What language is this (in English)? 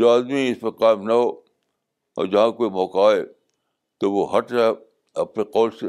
Urdu